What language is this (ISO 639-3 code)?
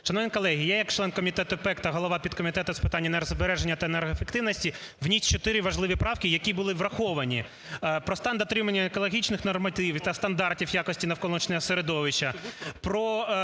ukr